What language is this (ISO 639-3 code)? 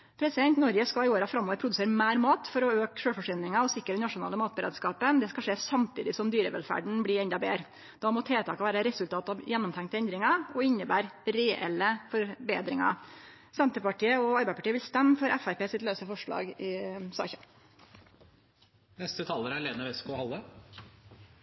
nno